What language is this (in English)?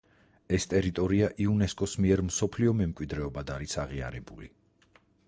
Georgian